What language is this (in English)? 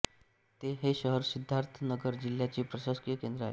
Marathi